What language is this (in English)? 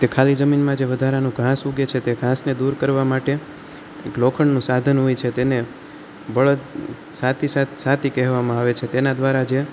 Gujarati